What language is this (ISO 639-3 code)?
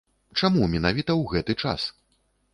bel